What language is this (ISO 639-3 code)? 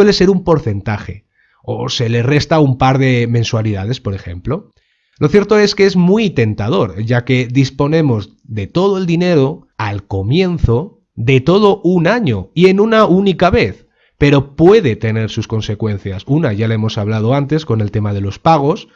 spa